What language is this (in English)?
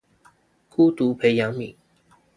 Chinese